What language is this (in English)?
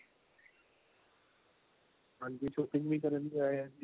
Punjabi